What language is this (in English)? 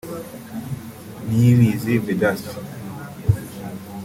Kinyarwanda